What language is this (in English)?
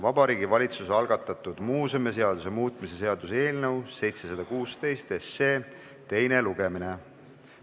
Estonian